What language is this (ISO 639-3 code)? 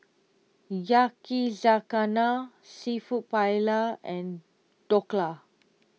eng